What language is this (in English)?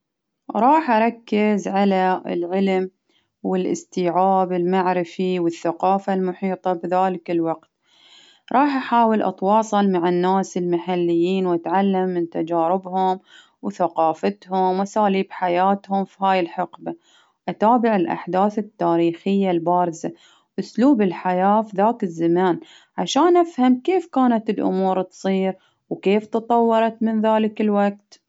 Baharna Arabic